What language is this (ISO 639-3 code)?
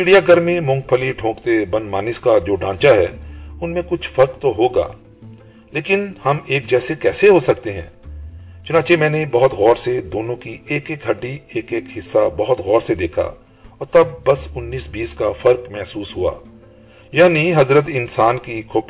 urd